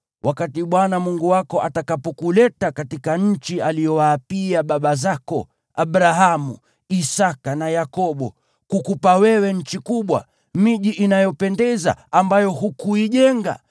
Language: Swahili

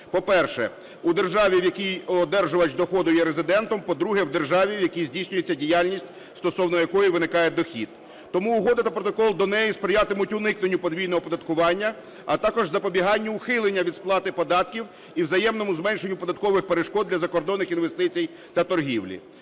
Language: Ukrainian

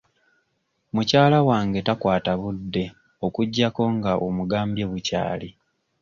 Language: Ganda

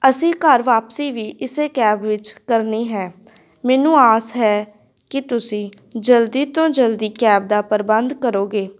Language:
Punjabi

